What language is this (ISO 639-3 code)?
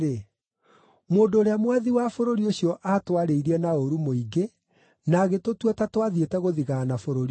kik